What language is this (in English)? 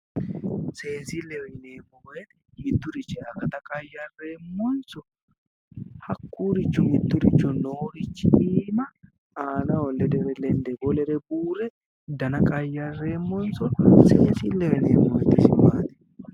Sidamo